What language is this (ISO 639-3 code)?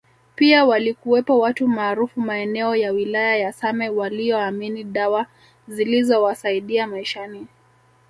swa